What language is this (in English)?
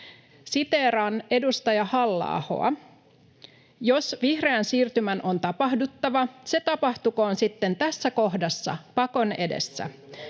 Finnish